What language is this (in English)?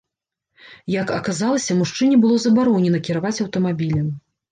Belarusian